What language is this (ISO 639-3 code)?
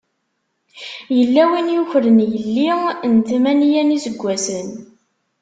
kab